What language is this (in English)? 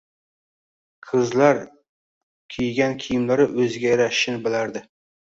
Uzbek